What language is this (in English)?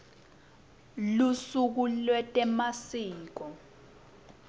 Swati